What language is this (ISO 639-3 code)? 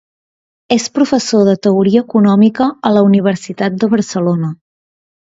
cat